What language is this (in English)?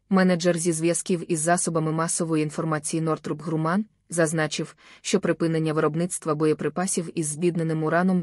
Ukrainian